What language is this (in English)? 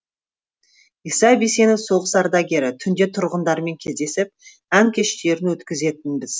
Kazakh